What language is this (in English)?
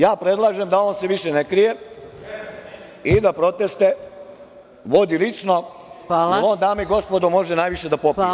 Serbian